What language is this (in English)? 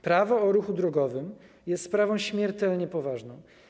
Polish